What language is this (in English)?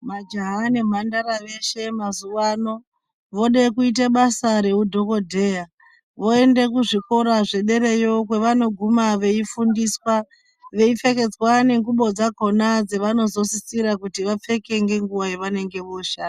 Ndau